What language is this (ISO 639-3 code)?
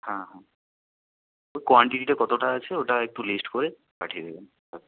ben